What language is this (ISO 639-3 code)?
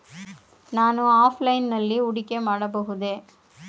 kan